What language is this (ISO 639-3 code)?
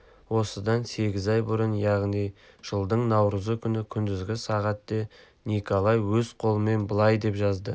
kaz